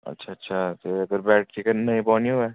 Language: Dogri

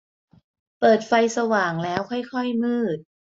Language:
Thai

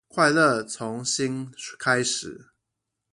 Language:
Chinese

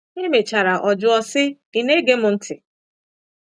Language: Igbo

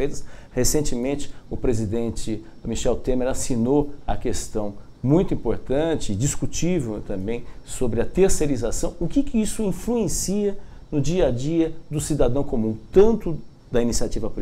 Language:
Portuguese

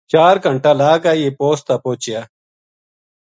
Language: Gujari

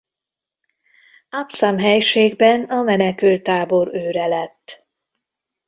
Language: Hungarian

